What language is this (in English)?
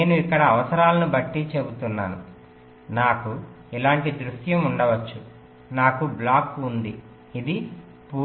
Telugu